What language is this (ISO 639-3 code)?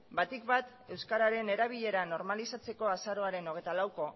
eus